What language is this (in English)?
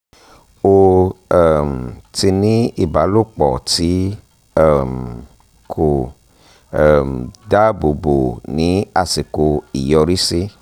Yoruba